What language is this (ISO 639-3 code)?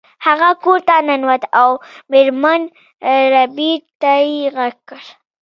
pus